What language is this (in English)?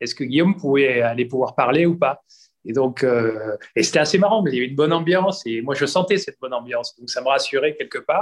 French